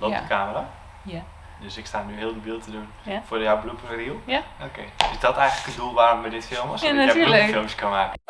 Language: Dutch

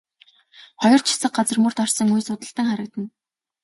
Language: Mongolian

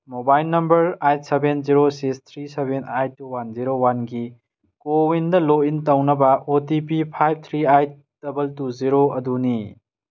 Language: Manipuri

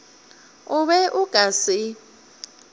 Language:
Northern Sotho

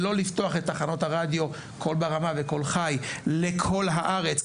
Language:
Hebrew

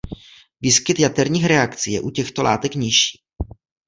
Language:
Czech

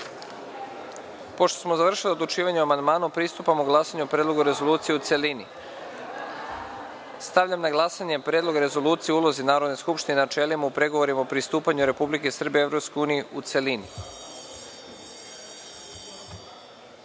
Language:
Serbian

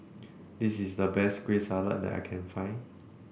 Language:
English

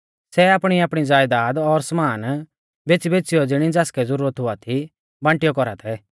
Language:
Mahasu Pahari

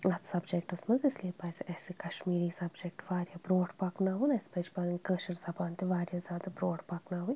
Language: Kashmiri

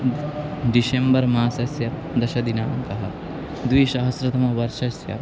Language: Sanskrit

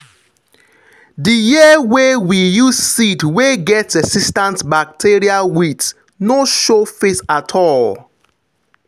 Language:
Nigerian Pidgin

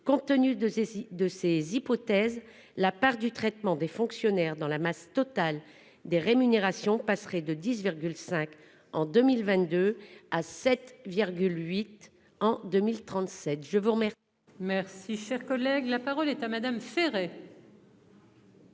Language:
French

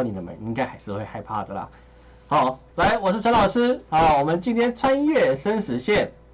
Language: Chinese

